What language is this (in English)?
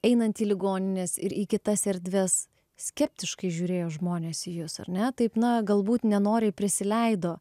Lithuanian